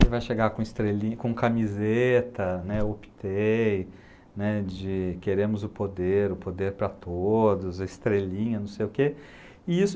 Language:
Portuguese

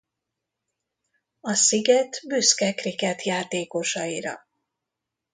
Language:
Hungarian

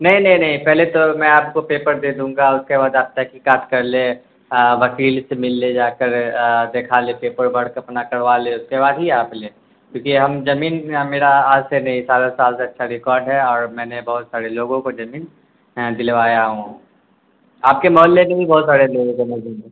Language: Urdu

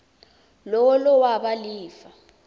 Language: Swati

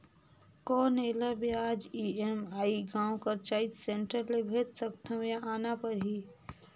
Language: Chhattisgarhi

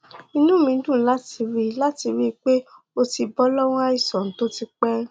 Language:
Yoruba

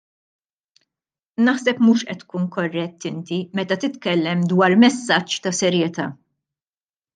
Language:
Maltese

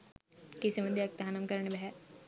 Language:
Sinhala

